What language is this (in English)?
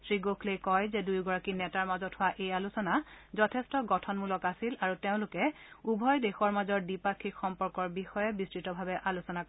Assamese